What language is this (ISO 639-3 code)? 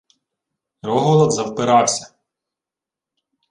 ukr